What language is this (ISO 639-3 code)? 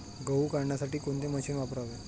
mar